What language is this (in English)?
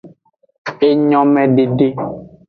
Aja (Benin)